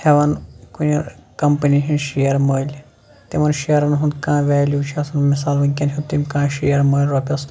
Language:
Kashmiri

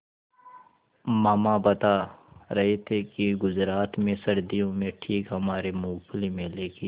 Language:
Hindi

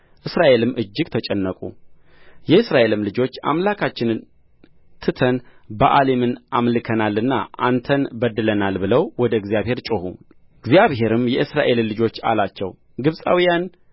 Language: Amharic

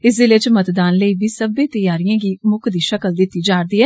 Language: Dogri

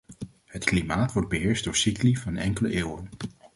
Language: Dutch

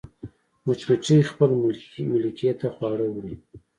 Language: Pashto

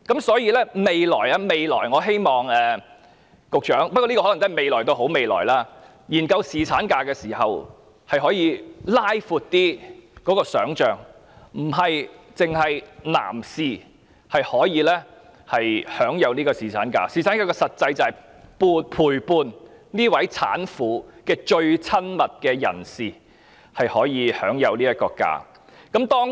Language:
Cantonese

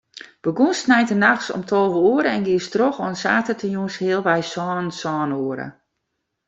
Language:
Western Frisian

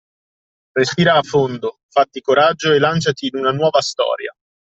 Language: Italian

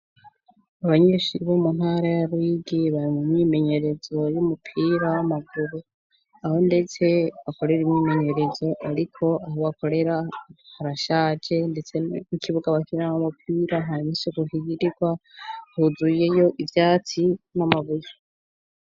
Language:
Rundi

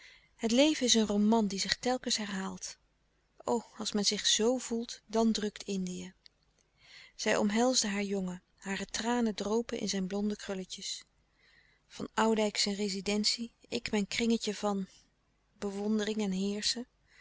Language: Dutch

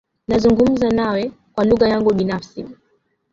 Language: Swahili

